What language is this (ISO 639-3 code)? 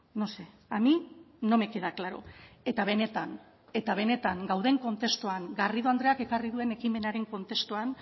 eus